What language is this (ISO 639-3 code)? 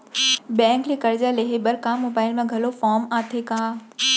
hne